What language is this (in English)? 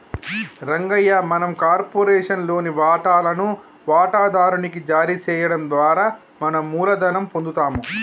Telugu